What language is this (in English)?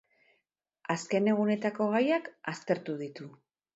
Basque